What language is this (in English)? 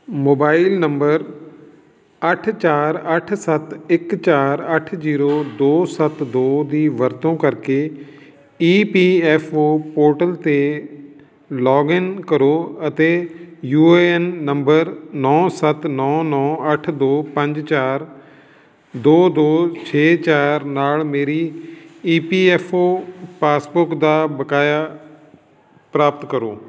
Punjabi